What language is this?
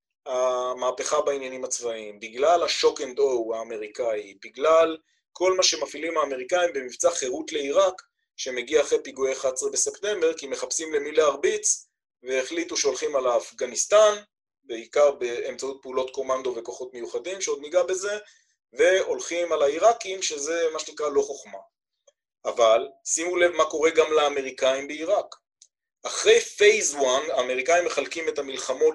Hebrew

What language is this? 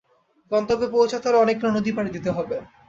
Bangla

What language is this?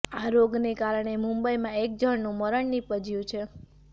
Gujarati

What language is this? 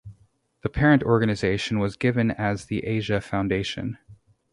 English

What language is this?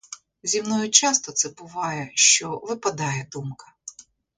Ukrainian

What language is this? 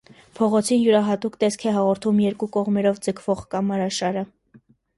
Armenian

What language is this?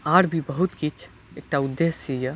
Maithili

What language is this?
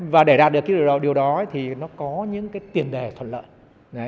Vietnamese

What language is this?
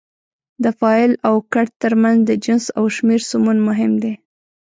Pashto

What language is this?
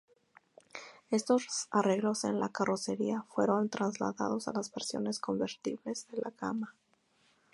Spanish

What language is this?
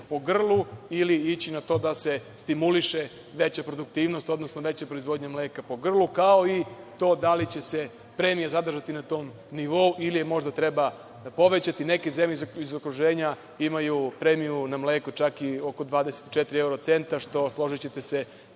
Serbian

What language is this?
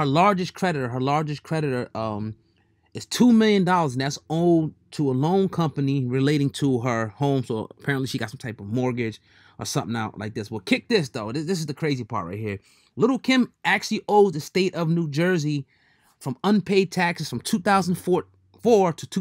English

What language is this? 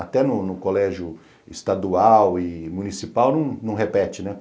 Portuguese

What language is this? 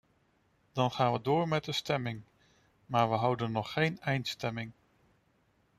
Dutch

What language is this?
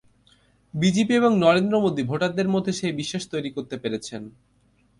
Bangla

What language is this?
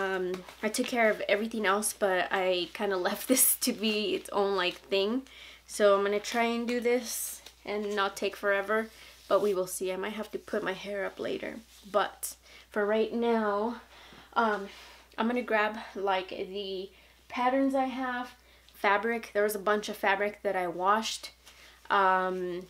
English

